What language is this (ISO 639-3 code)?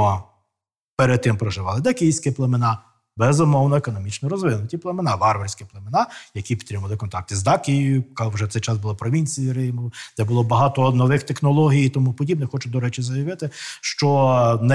ukr